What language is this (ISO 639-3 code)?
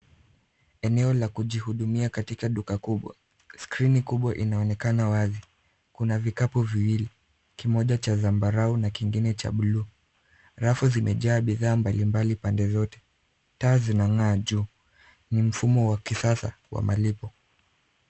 swa